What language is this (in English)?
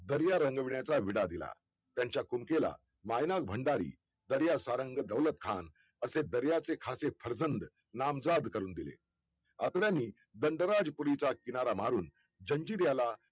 Marathi